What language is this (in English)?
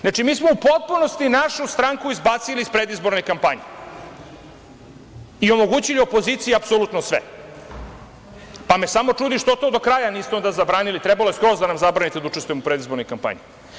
Serbian